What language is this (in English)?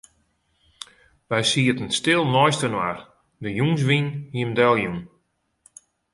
Western Frisian